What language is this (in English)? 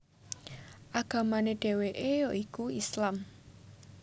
Javanese